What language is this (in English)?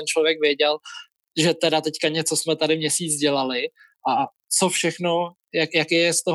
Czech